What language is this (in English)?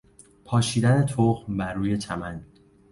Persian